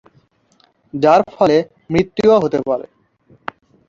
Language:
Bangla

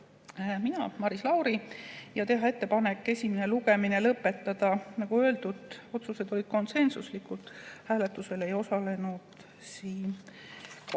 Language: Estonian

